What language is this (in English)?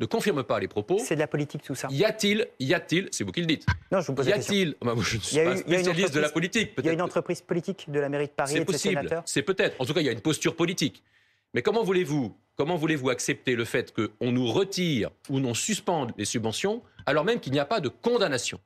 French